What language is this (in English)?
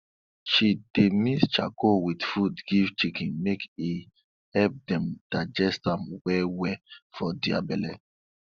Nigerian Pidgin